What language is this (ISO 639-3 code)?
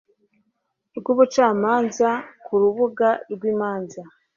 kin